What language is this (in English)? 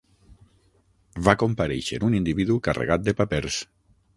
Catalan